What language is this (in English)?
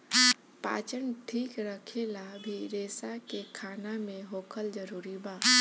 Bhojpuri